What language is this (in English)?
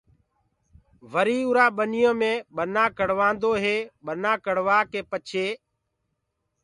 Gurgula